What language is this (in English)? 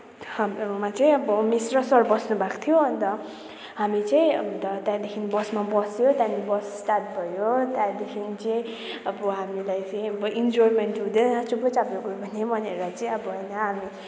Nepali